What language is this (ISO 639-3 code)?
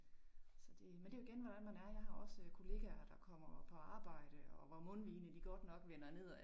dan